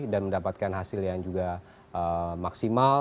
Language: Indonesian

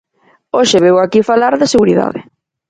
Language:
Galician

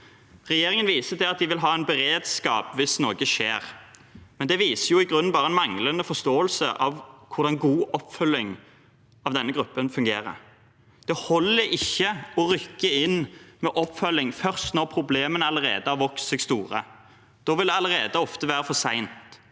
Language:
Norwegian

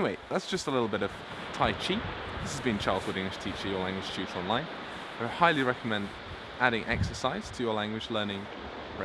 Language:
English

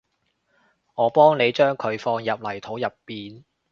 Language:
Cantonese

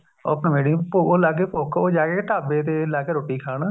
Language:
Punjabi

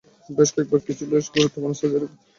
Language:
Bangla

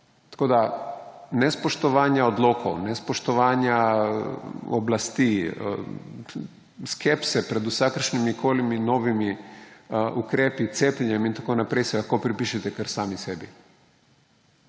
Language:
Slovenian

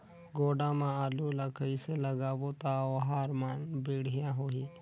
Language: Chhattisgarhi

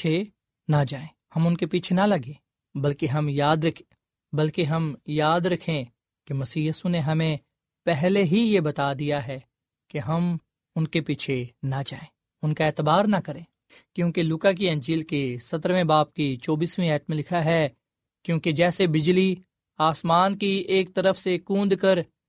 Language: Urdu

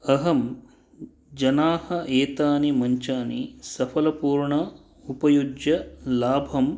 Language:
Sanskrit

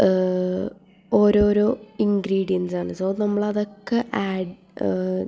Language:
Malayalam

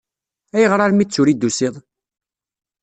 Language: Kabyle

